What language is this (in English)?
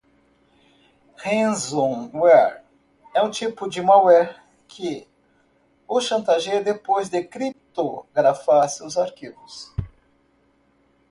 Portuguese